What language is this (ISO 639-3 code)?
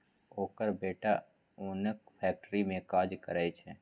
mai